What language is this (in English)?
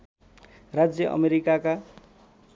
Nepali